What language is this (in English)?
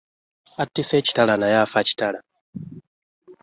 Ganda